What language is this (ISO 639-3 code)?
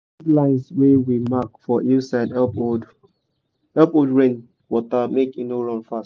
pcm